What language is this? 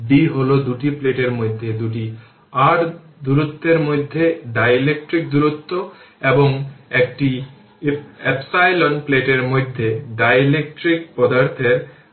Bangla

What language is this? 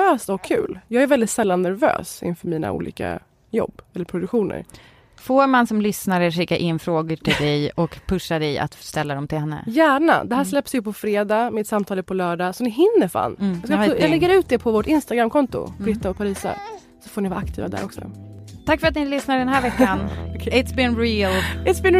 Swedish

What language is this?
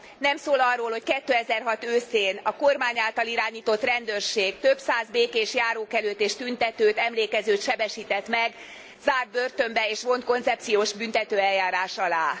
Hungarian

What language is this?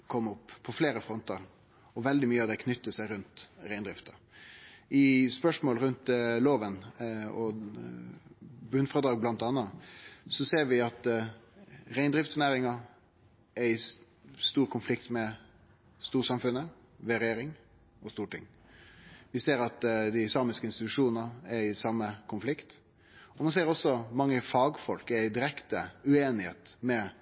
Norwegian Nynorsk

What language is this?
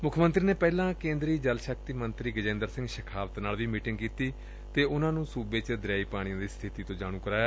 Punjabi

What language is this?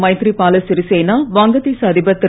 Tamil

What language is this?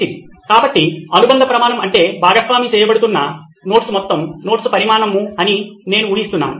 Telugu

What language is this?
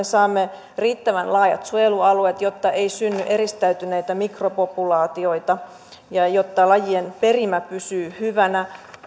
Finnish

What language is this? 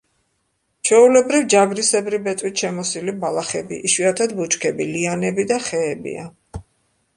Georgian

